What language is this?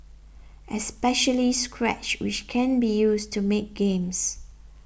English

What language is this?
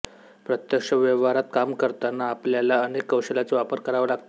Marathi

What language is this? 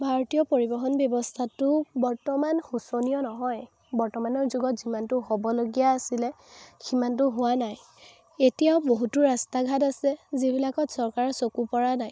Assamese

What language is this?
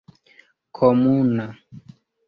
Esperanto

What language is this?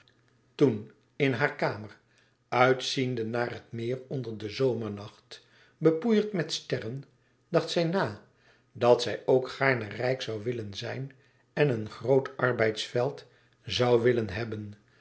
Dutch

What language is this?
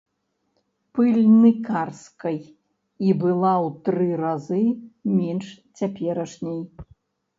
Belarusian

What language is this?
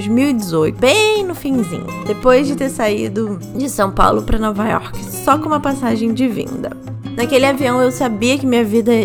Portuguese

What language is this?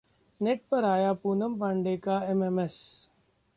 Hindi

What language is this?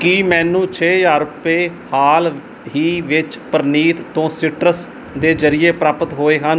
Punjabi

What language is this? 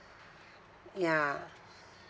English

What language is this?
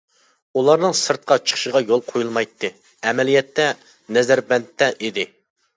Uyghur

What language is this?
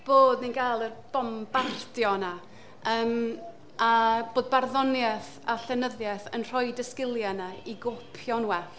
Welsh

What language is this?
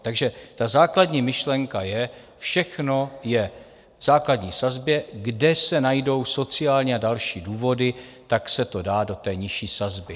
Czech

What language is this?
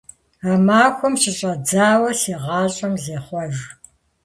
Kabardian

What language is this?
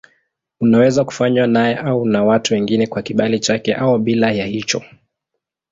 Swahili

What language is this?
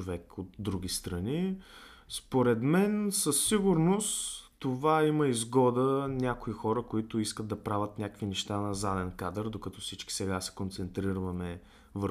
Bulgarian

